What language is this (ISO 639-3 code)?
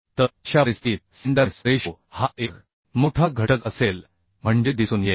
mar